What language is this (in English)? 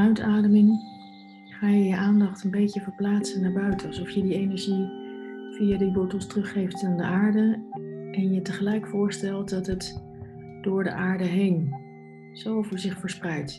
Dutch